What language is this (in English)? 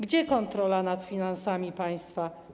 Polish